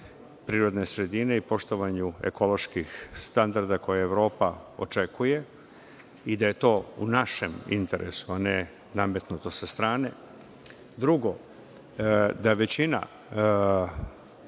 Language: Serbian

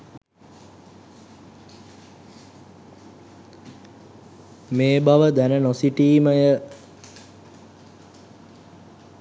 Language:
Sinhala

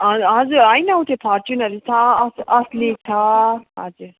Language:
Nepali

